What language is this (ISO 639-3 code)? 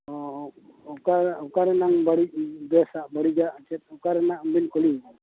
sat